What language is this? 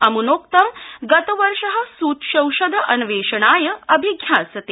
Sanskrit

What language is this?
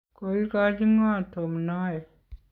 Kalenjin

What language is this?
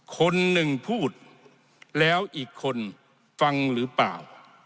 Thai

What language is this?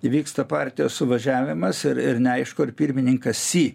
Lithuanian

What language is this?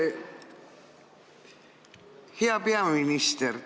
Estonian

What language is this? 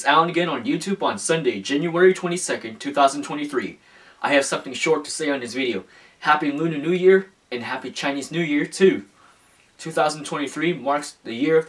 English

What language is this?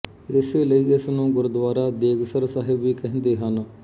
Punjabi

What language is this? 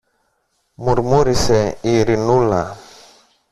Greek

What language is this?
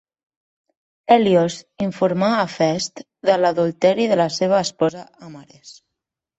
Catalan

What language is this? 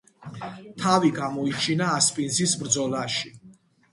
Georgian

